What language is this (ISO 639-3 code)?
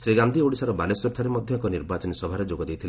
ori